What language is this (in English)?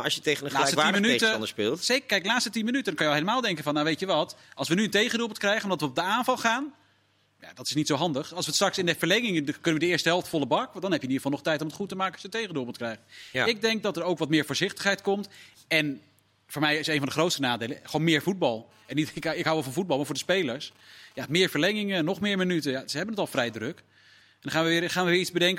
Dutch